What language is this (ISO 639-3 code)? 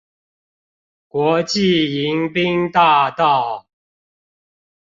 zho